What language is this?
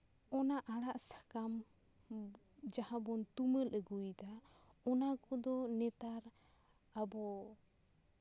Santali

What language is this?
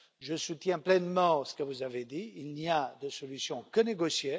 French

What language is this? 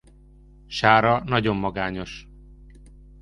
Hungarian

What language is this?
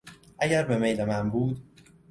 Persian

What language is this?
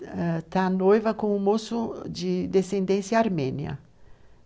Portuguese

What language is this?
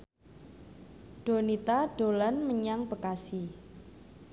Javanese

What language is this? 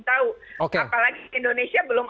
Indonesian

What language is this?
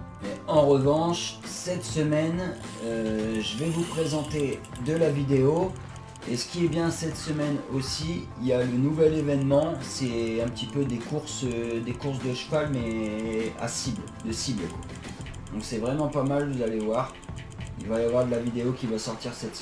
French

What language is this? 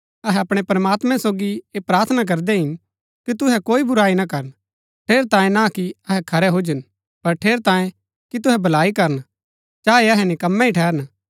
Gaddi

